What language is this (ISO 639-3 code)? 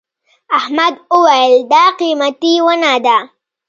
pus